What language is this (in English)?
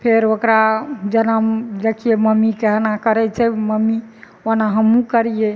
Maithili